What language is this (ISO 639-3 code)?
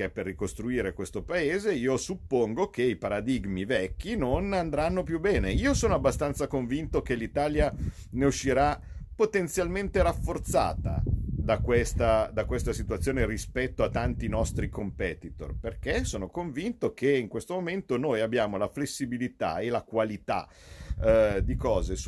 ita